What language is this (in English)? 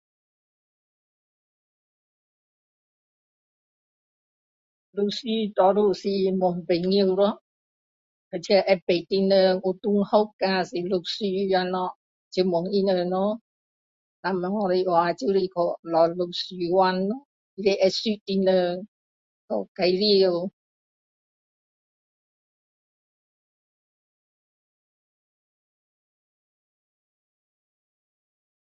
Min Dong Chinese